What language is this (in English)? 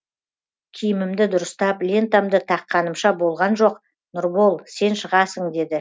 Kazakh